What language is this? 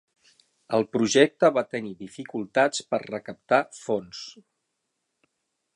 Catalan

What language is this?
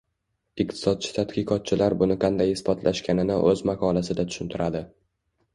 Uzbek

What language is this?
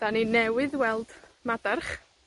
Welsh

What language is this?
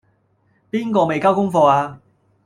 Cantonese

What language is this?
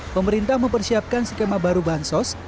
Indonesian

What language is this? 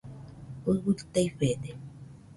Nüpode Huitoto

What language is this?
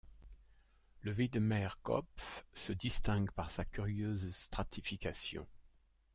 French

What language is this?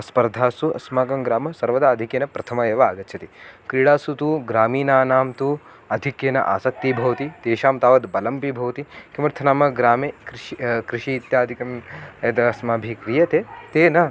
Sanskrit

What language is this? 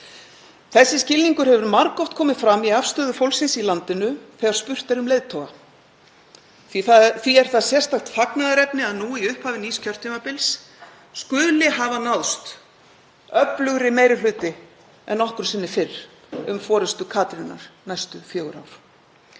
Icelandic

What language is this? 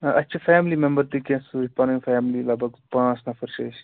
Kashmiri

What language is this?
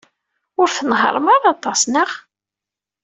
Kabyle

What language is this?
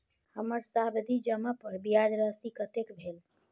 Maithili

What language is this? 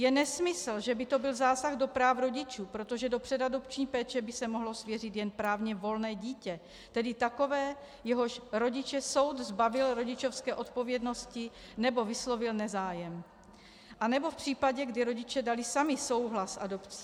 Czech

